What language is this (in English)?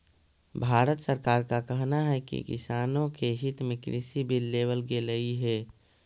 Magahi